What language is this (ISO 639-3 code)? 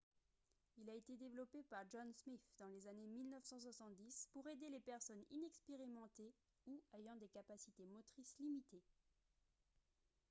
fra